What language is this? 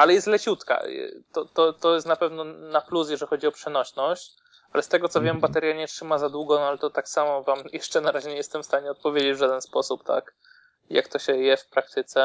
Polish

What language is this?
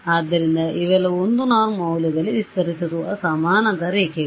Kannada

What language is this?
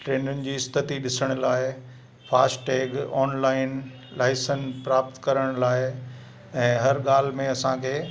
Sindhi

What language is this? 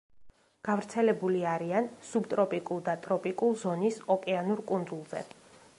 Georgian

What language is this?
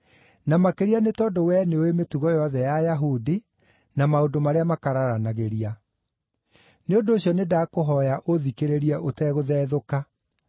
Kikuyu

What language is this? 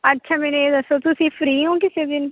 Punjabi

